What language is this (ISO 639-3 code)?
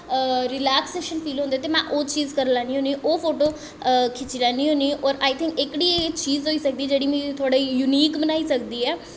doi